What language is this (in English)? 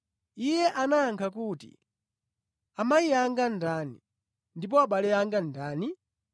Nyanja